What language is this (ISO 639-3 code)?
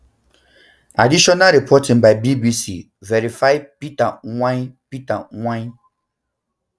pcm